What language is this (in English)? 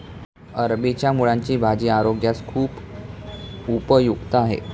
Marathi